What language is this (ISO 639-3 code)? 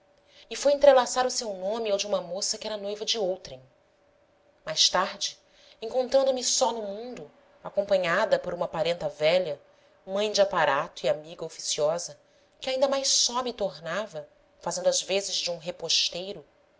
por